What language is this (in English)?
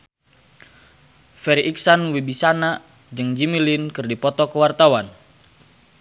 Sundanese